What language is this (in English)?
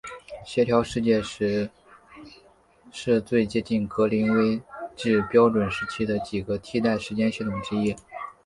Chinese